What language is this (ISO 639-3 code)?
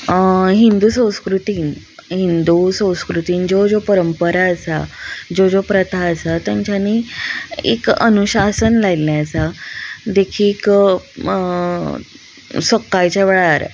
kok